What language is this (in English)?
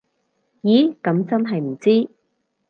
Cantonese